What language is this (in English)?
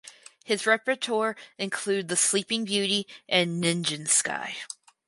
English